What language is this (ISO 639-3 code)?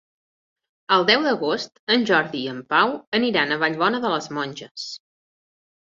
cat